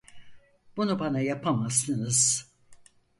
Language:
Turkish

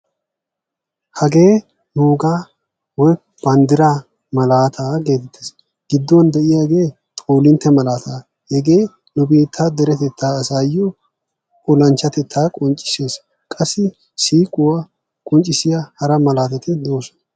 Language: Wolaytta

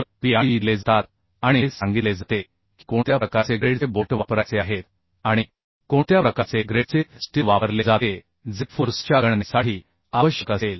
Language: Marathi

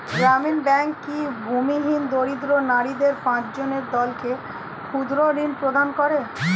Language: Bangla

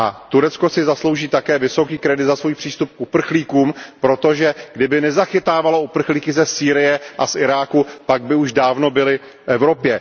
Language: Czech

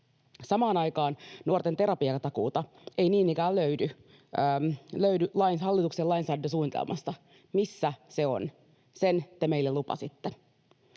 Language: Finnish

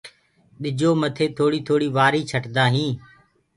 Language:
Gurgula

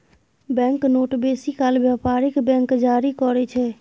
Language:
Maithili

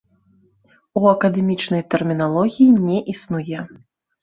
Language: Belarusian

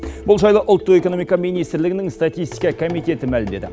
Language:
Kazakh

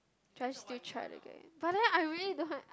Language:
English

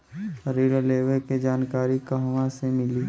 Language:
Bhojpuri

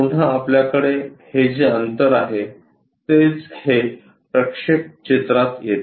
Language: Marathi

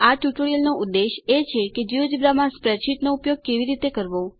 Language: Gujarati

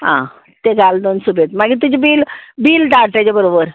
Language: Konkani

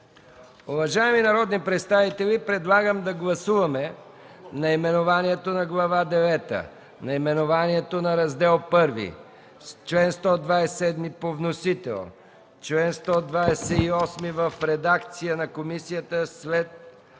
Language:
Bulgarian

